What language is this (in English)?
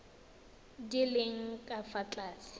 Tswana